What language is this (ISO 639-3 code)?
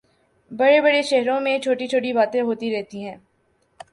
urd